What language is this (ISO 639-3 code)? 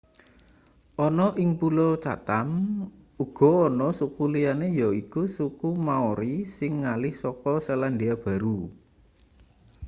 jav